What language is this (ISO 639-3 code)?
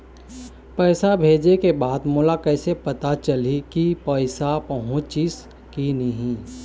hne